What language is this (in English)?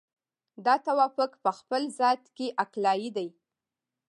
Pashto